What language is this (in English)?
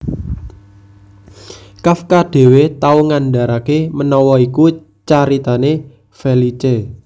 Javanese